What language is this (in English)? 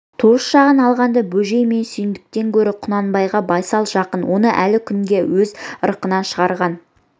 Kazakh